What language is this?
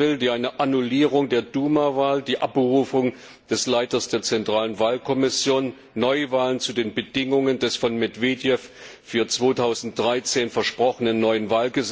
German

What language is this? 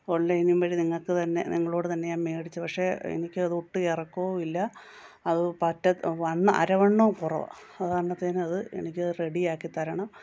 Malayalam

